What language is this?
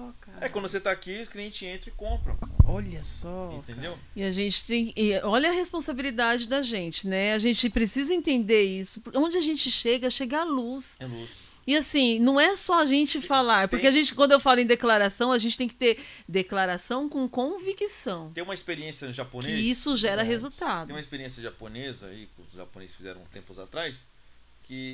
Portuguese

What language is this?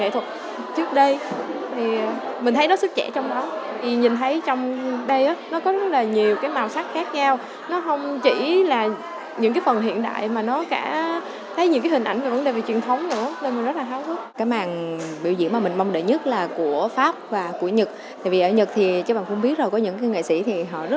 Vietnamese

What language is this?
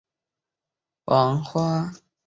Chinese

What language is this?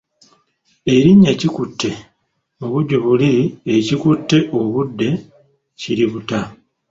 Ganda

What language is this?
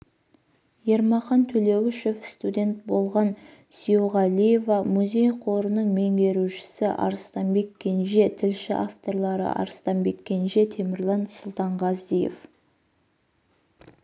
Kazakh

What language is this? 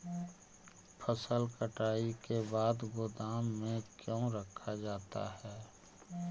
Magahi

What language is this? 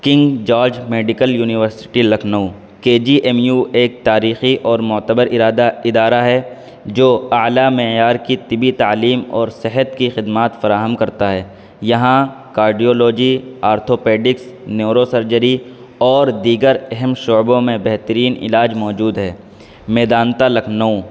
Urdu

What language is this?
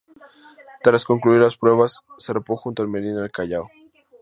Spanish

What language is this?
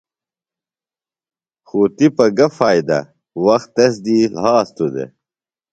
Phalura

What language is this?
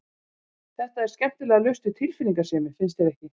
Icelandic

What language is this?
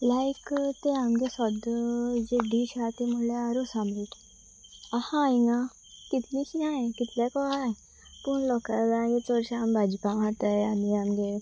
Konkani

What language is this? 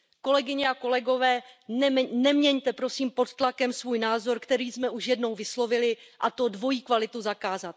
Czech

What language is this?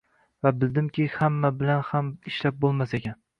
Uzbek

